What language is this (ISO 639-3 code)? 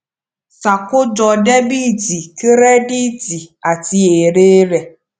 yor